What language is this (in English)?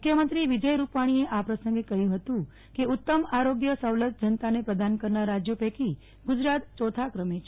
Gujarati